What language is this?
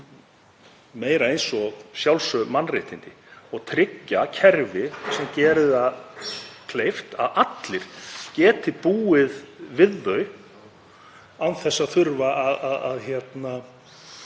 Icelandic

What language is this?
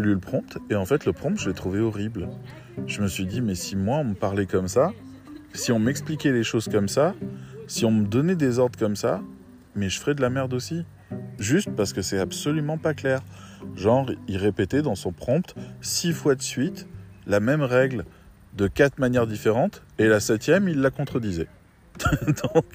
French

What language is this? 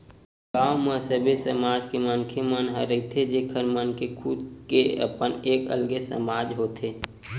Chhattisgarhi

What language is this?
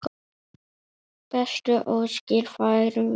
Icelandic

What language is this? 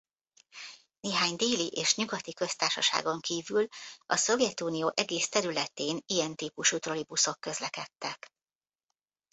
Hungarian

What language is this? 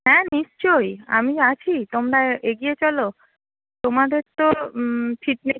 Bangla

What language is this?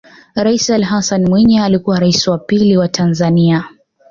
Swahili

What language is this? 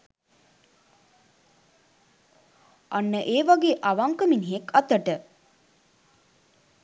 Sinhala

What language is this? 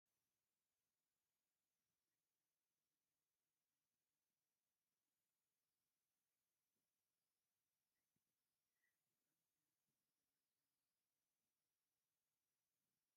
Tigrinya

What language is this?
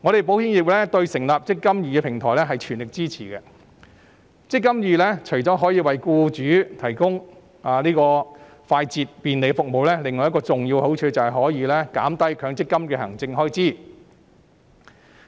Cantonese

